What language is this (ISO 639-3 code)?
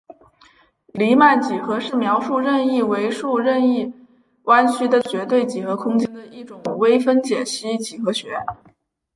zho